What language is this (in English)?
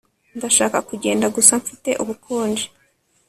Kinyarwanda